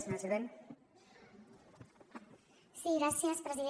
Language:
Catalan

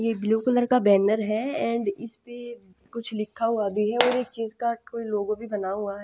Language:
Hindi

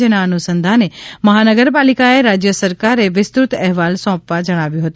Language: Gujarati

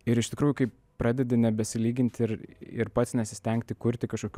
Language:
Lithuanian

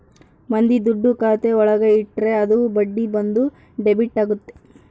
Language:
Kannada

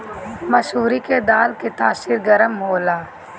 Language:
Bhojpuri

